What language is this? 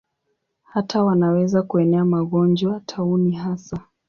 Swahili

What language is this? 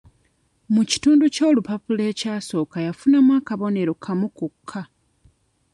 Ganda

